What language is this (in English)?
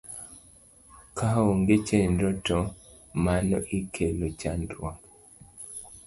Luo (Kenya and Tanzania)